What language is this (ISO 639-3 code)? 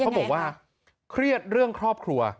tha